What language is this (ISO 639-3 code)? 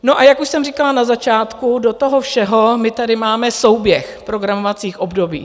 ces